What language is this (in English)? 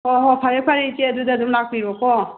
Manipuri